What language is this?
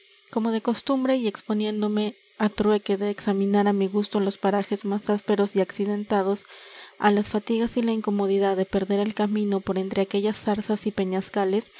Spanish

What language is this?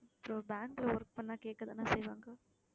Tamil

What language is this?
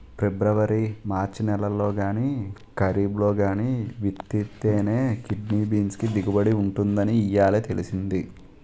Telugu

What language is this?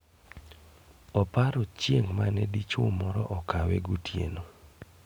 Luo (Kenya and Tanzania)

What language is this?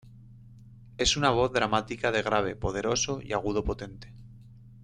Spanish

